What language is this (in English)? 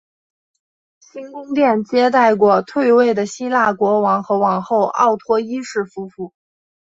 Chinese